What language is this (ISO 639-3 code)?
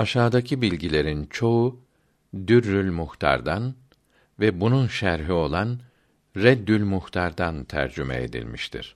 tur